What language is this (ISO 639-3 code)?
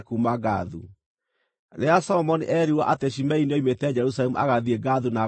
kik